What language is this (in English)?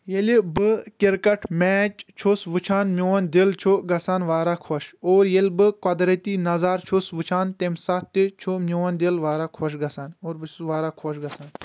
Kashmiri